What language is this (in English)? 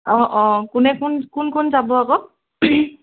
Assamese